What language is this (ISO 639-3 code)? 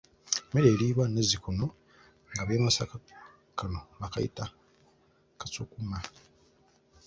lug